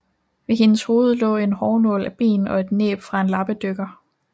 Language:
Danish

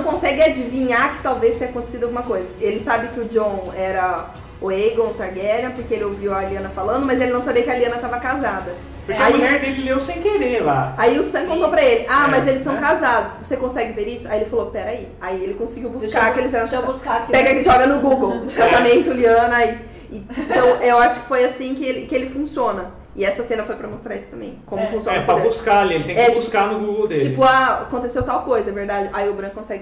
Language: Portuguese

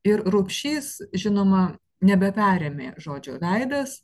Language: Lithuanian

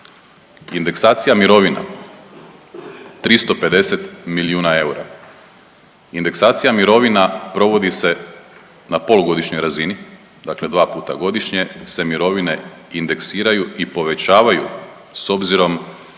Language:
Croatian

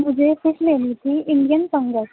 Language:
Urdu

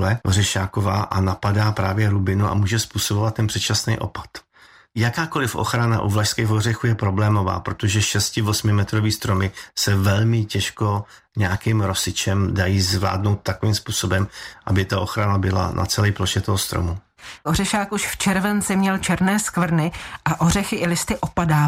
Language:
Czech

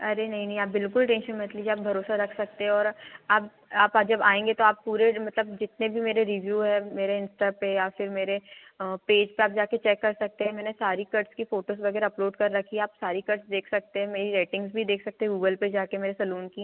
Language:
Hindi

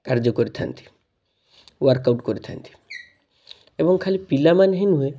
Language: Odia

